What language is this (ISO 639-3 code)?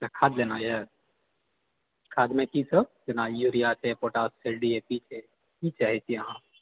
mai